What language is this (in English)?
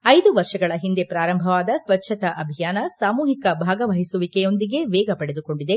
Kannada